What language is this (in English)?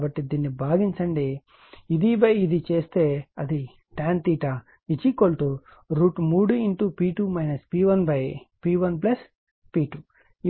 Telugu